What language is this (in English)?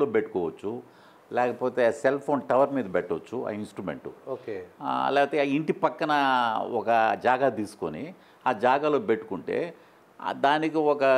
Telugu